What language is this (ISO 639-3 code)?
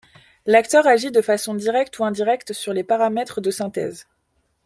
fra